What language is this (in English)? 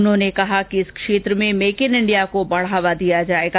Hindi